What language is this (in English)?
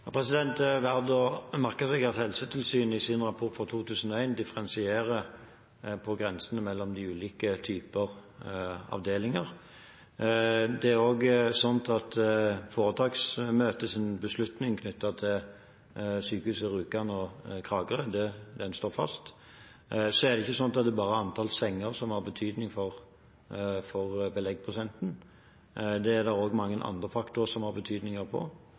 Norwegian Bokmål